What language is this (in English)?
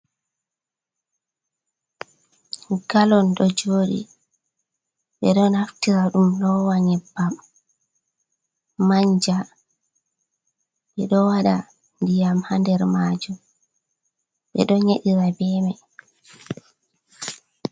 Fula